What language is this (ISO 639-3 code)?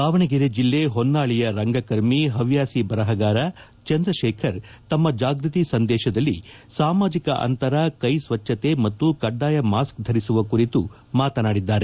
kan